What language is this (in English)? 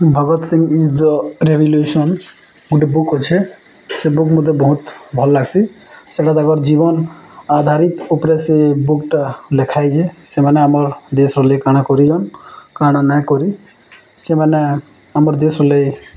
Odia